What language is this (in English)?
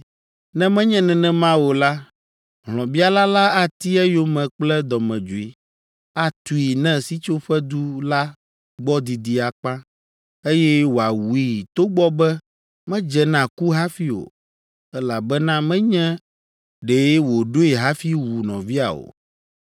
Ewe